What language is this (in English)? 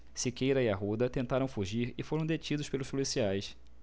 Portuguese